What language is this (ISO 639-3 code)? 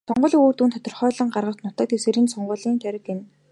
mon